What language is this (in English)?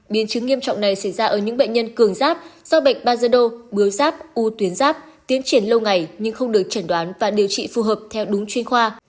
Vietnamese